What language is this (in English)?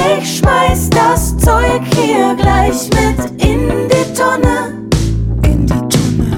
Turkish